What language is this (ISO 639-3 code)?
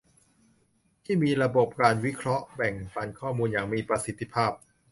tha